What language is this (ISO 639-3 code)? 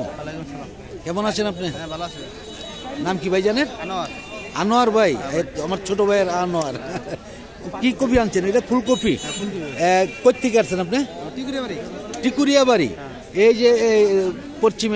tur